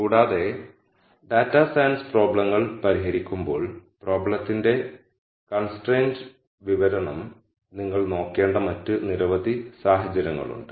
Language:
Malayalam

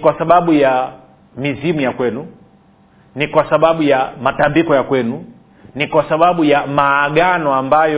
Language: Swahili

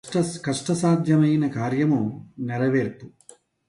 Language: Telugu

